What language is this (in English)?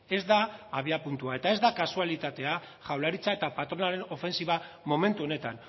Basque